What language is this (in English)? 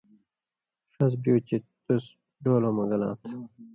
Indus Kohistani